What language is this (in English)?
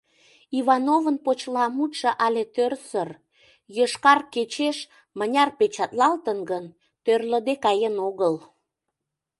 Mari